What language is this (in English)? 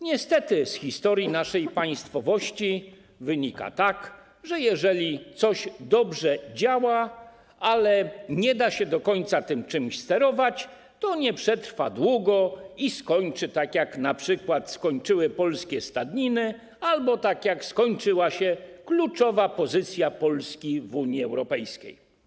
Polish